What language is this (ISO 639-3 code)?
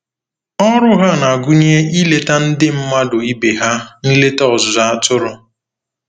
ibo